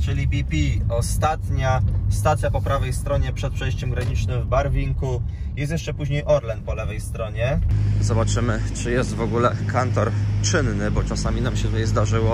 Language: Polish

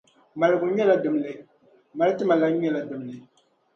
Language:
Dagbani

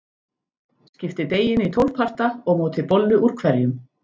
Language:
Icelandic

